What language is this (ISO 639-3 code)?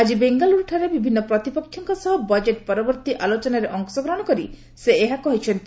ori